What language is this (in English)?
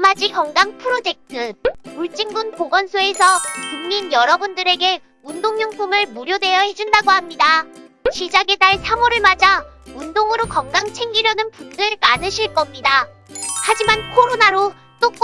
Korean